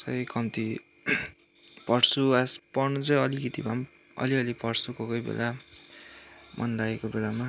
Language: Nepali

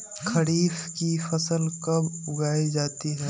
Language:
Magahi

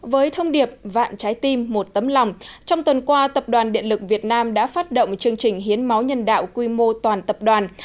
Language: Vietnamese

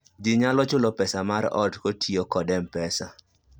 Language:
Luo (Kenya and Tanzania)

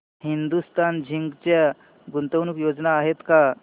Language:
Marathi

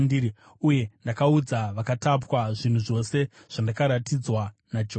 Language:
Shona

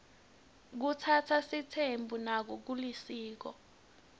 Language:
Swati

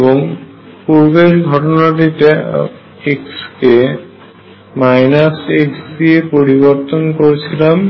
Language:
Bangla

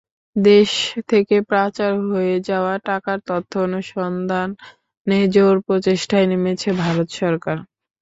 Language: Bangla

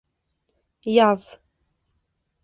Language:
Bashkir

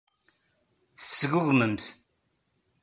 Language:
Kabyle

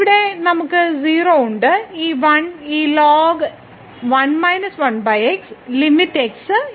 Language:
Malayalam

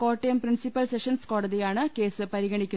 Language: Malayalam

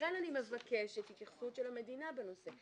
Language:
Hebrew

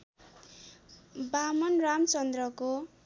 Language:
Nepali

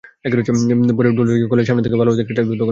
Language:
Bangla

